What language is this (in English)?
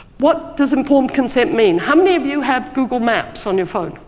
English